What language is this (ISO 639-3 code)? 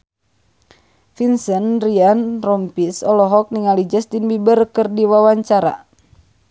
sun